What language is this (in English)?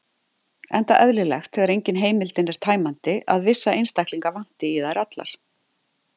Icelandic